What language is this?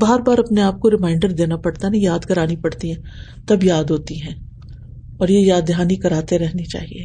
Urdu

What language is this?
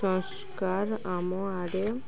Odia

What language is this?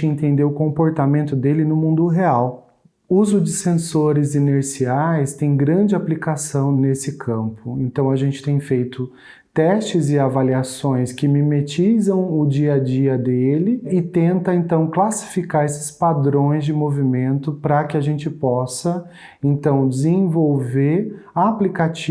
Portuguese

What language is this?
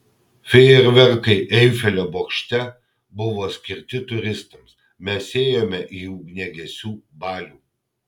Lithuanian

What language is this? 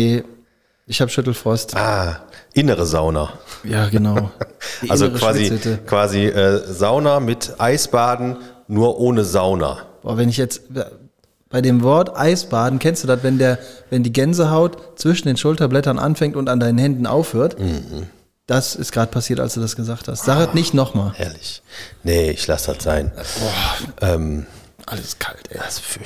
German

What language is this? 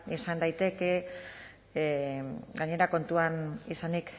Basque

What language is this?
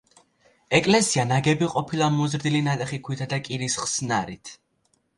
Georgian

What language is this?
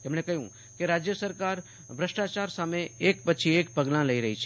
Gujarati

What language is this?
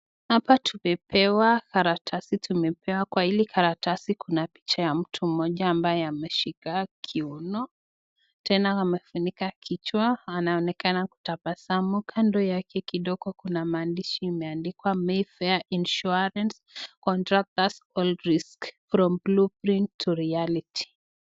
Swahili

